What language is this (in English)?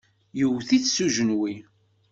Kabyle